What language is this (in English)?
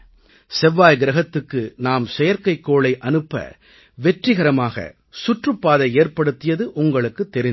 Tamil